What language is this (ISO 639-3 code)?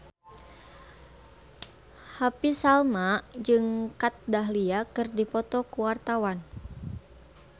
sun